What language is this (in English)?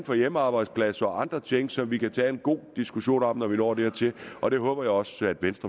Danish